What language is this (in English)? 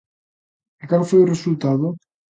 Galician